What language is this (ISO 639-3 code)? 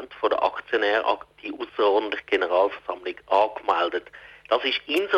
deu